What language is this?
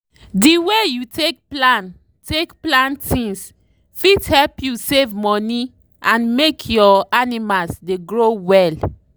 Nigerian Pidgin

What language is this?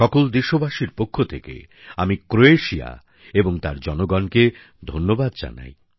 Bangla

